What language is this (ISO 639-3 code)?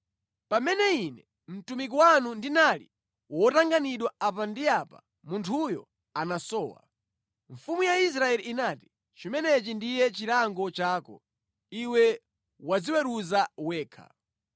nya